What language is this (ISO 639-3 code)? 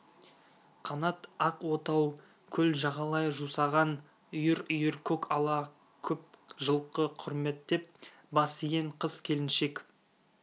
kaz